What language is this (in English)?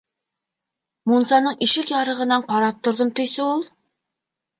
Bashkir